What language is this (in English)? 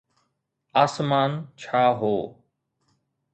Sindhi